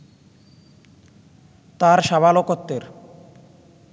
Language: Bangla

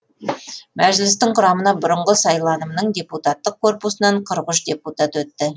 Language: Kazakh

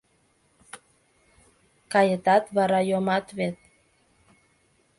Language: Mari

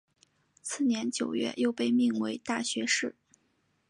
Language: Chinese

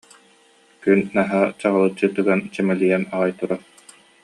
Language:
Yakut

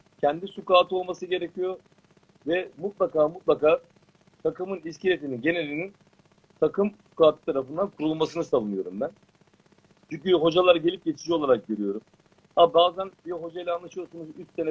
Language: Turkish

